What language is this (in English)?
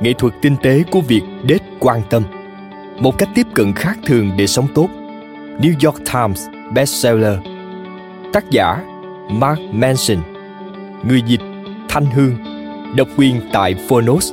Vietnamese